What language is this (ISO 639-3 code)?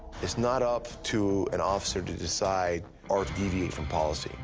eng